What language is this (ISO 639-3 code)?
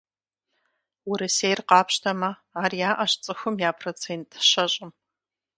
kbd